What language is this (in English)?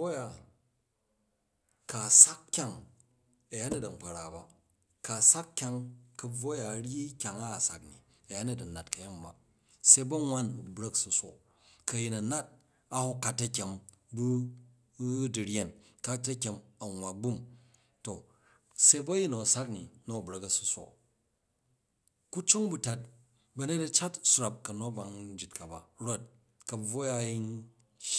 Jju